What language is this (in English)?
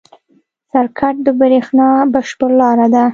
Pashto